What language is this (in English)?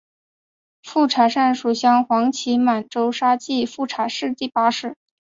Chinese